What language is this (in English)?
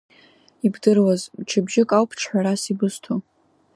Abkhazian